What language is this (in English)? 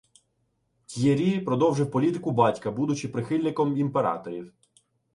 Ukrainian